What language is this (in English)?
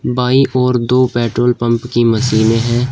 Hindi